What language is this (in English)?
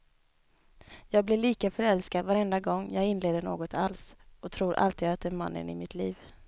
Swedish